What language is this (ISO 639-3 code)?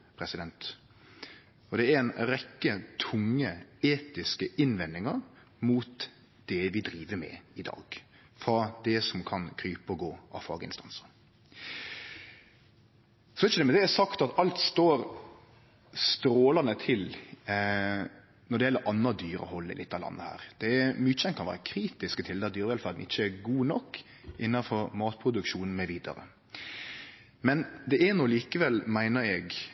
nno